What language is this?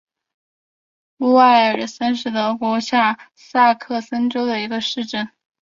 Chinese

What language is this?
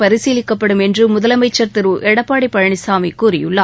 Tamil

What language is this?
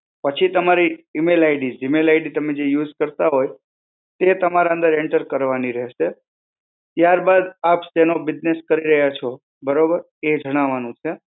Gujarati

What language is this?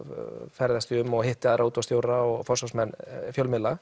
Icelandic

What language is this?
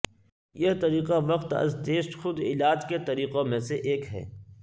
Urdu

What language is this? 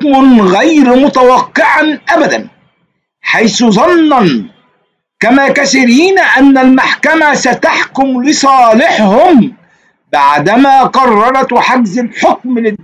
Arabic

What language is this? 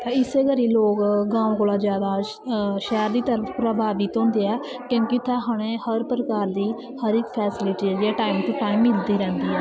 Dogri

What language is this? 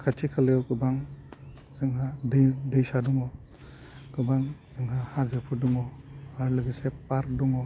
Bodo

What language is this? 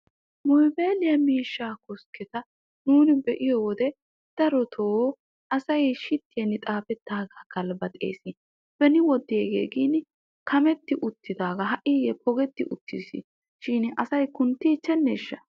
Wolaytta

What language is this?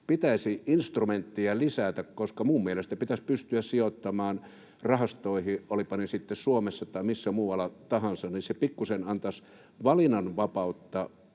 Finnish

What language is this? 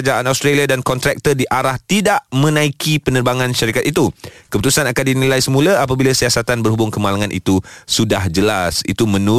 Malay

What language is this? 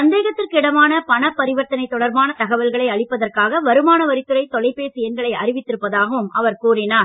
Tamil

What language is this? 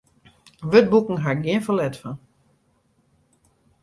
Western Frisian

